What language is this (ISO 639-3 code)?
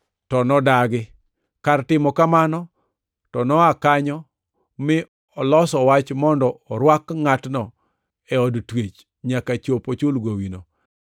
luo